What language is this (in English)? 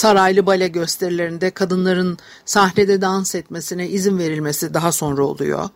Turkish